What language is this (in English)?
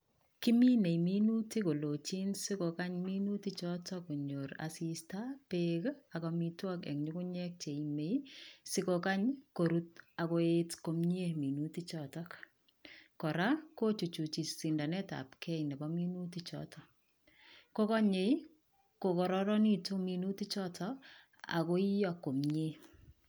Kalenjin